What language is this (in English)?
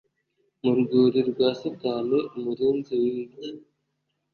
Kinyarwanda